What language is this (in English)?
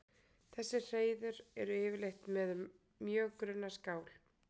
Icelandic